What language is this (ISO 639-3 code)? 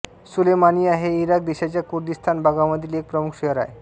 mar